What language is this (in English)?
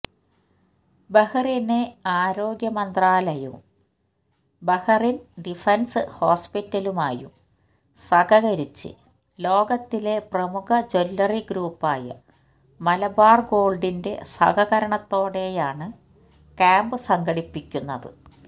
Malayalam